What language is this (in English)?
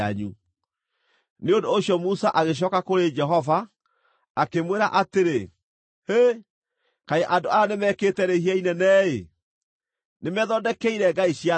Kikuyu